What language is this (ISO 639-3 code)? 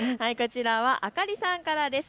jpn